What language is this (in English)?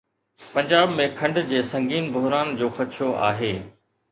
Sindhi